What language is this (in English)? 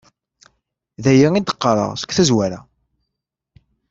Kabyle